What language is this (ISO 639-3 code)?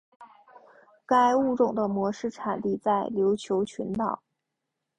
zho